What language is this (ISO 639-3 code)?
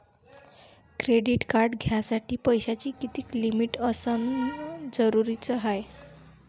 mar